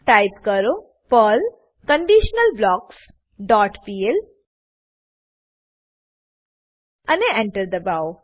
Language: Gujarati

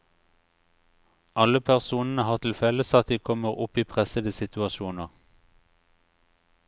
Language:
Norwegian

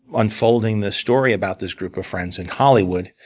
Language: English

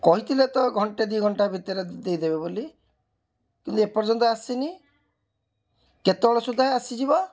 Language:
Odia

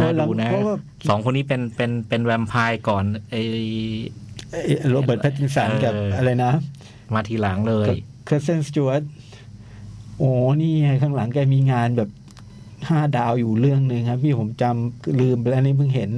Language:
Thai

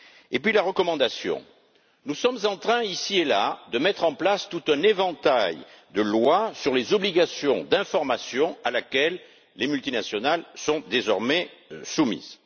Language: French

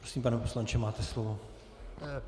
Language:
Czech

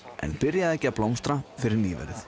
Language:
Icelandic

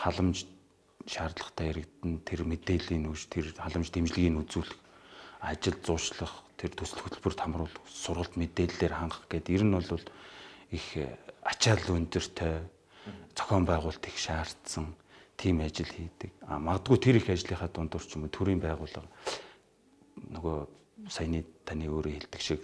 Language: Korean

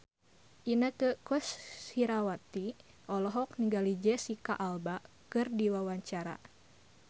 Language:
Sundanese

